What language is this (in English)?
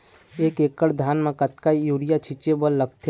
Chhattisgarhi